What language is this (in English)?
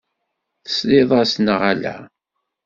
Kabyle